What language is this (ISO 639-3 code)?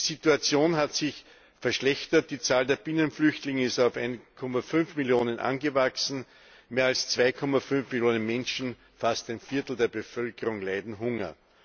deu